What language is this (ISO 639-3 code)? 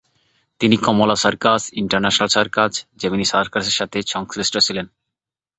ben